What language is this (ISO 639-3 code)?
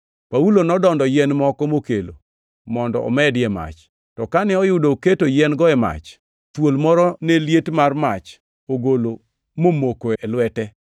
luo